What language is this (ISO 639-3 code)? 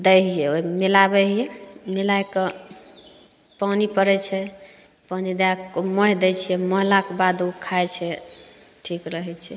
mai